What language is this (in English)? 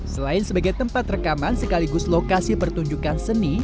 Indonesian